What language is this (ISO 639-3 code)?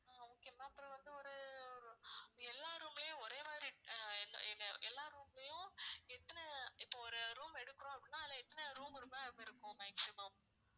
tam